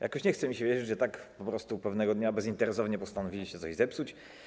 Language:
Polish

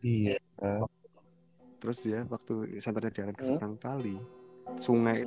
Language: Indonesian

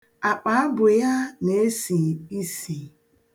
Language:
Igbo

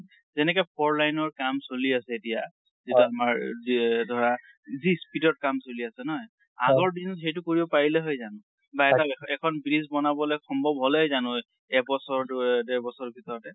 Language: Assamese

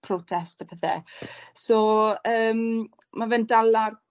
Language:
Welsh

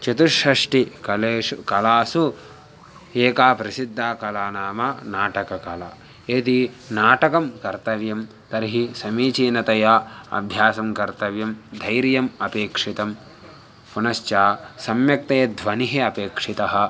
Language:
Sanskrit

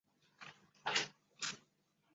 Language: Chinese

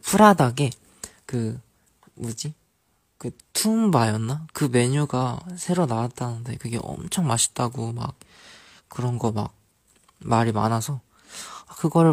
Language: Korean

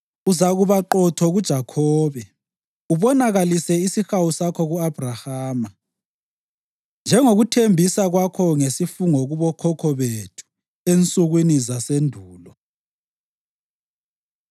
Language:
North Ndebele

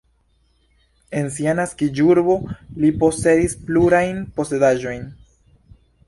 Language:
Esperanto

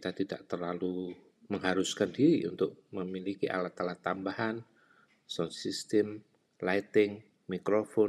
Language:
Indonesian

